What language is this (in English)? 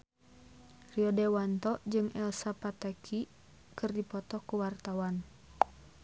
Sundanese